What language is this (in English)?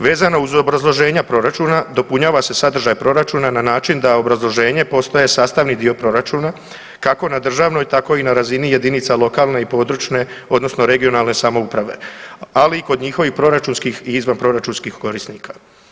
Croatian